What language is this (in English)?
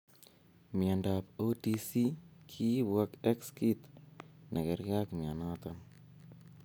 Kalenjin